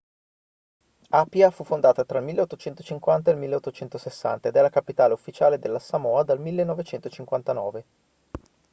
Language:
Italian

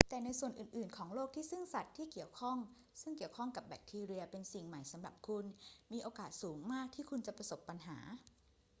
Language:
Thai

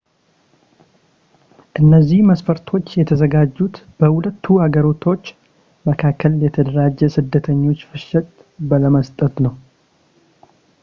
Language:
Amharic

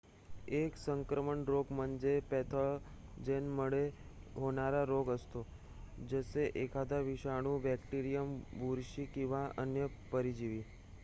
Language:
Marathi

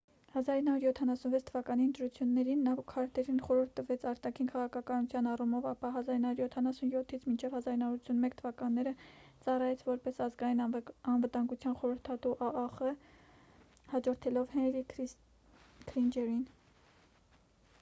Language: Armenian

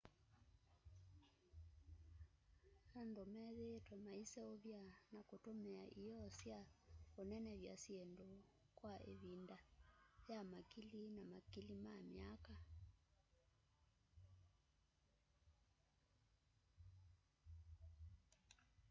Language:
Kamba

